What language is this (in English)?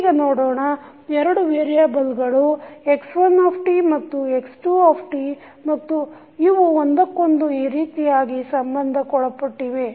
Kannada